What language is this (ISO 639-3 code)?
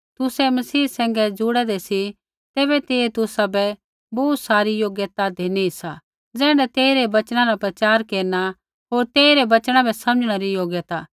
kfx